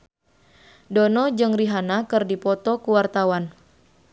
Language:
Sundanese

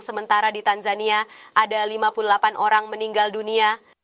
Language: Indonesian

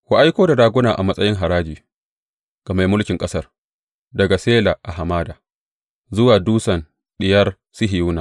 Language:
Hausa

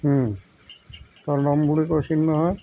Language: Assamese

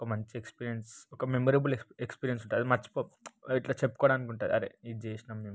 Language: Telugu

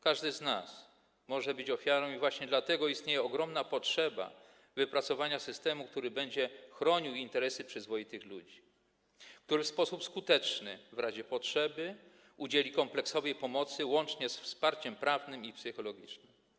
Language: Polish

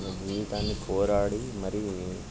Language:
Telugu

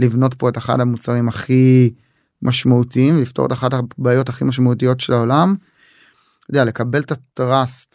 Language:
Hebrew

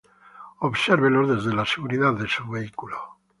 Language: Spanish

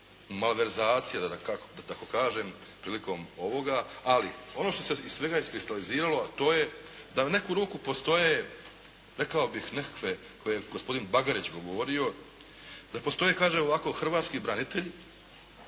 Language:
Croatian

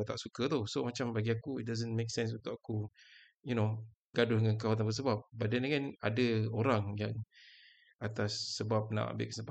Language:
Malay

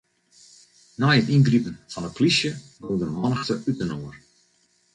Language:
Western Frisian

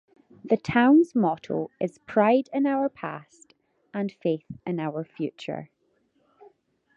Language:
English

